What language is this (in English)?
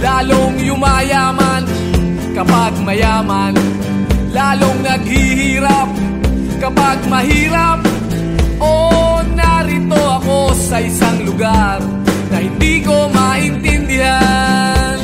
Filipino